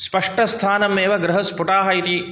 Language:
Sanskrit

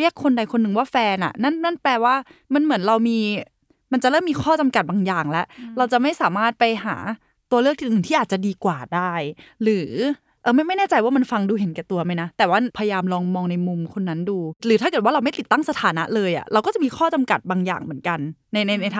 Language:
Thai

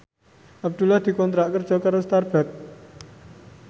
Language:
Javanese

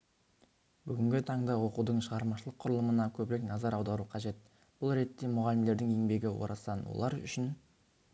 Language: Kazakh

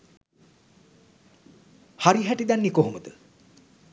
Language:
Sinhala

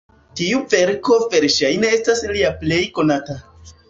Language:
Esperanto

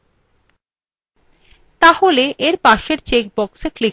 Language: Bangla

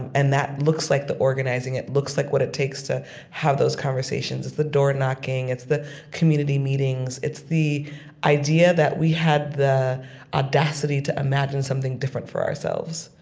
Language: English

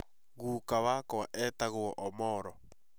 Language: Kikuyu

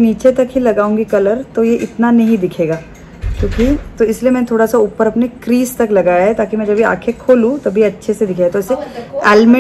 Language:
Hindi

